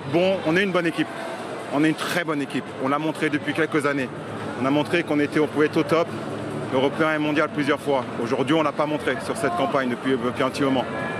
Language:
French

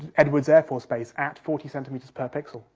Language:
English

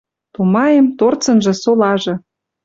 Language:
Western Mari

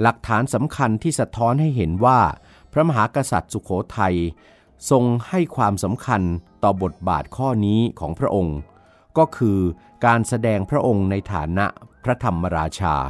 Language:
Thai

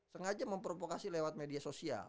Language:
Indonesian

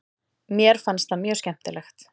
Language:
Icelandic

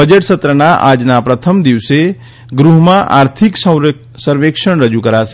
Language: Gujarati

